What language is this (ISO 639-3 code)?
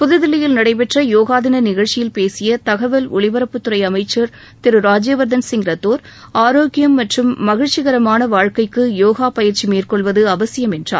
tam